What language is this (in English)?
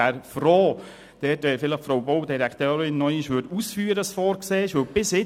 Swiss German